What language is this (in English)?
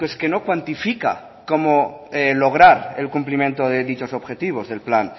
Spanish